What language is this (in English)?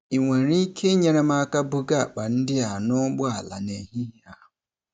Igbo